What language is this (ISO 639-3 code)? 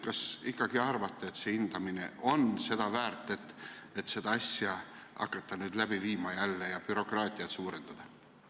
est